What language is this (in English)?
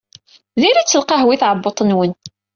Kabyle